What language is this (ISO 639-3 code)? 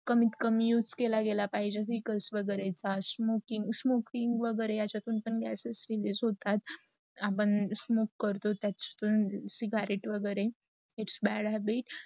mar